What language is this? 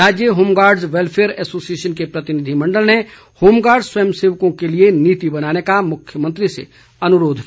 Hindi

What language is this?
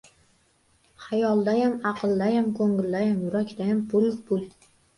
Uzbek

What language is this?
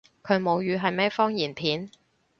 Cantonese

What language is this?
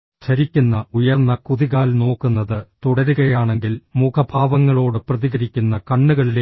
Malayalam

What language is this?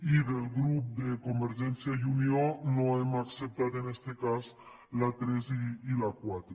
Catalan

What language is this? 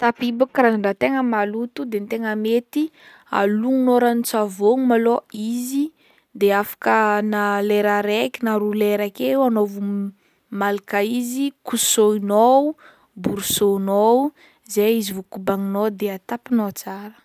Northern Betsimisaraka Malagasy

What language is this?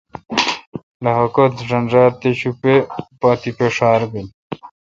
Kalkoti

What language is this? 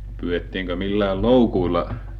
Finnish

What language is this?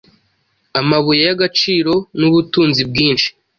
Kinyarwanda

